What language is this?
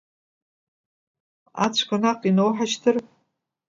Abkhazian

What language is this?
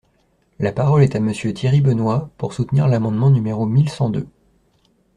French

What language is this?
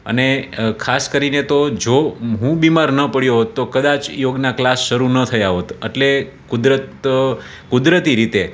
Gujarati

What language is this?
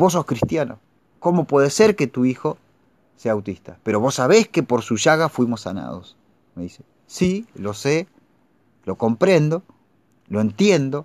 Spanish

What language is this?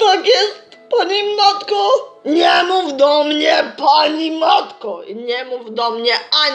Polish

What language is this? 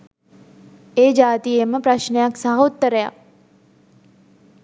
Sinhala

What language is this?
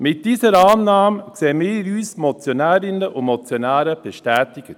Swiss German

